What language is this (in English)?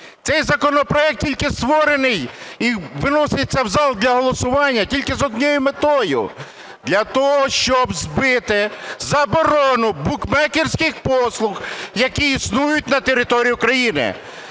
Ukrainian